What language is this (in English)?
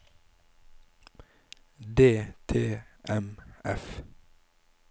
Norwegian